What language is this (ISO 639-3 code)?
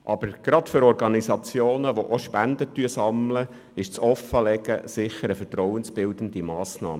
gsw